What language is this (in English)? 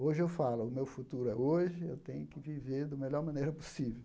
Portuguese